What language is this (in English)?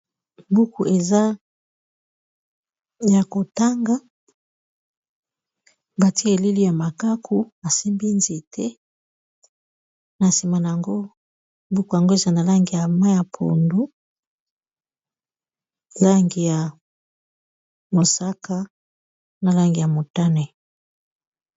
Lingala